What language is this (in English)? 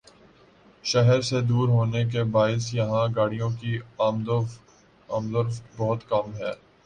Urdu